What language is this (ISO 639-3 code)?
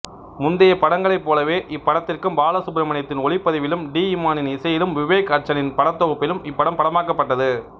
tam